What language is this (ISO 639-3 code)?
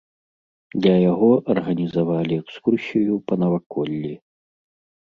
bel